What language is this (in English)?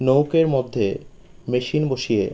Bangla